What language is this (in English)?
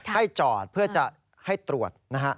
Thai